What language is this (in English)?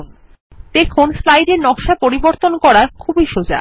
Bangla